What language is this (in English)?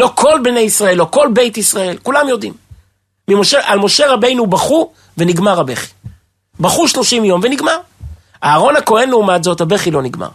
Hebrew